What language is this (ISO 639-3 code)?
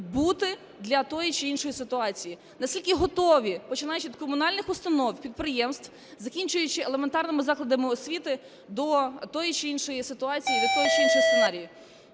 ukr